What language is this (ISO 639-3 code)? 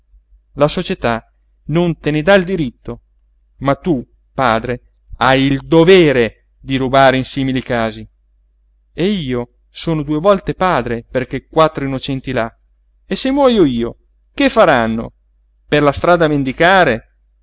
ita